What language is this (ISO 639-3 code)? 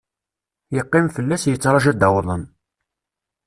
kab